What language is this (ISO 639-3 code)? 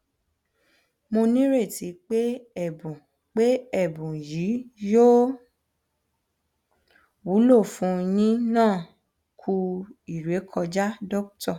yor